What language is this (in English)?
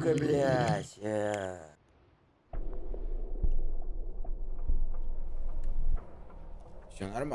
Russian